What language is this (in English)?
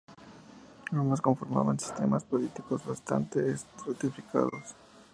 Spanish